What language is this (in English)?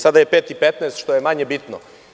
Serbian